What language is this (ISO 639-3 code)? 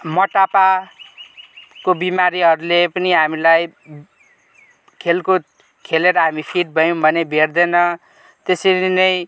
nep